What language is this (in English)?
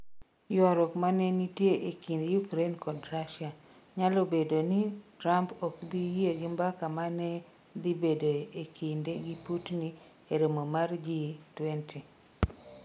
Luo (Kenya and Tanzania)